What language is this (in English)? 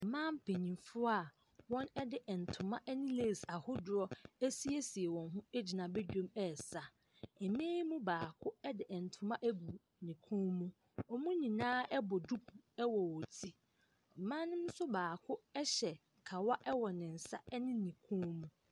Akan